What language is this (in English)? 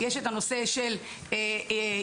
Hebrew